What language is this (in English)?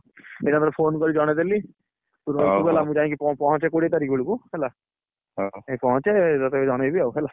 Odia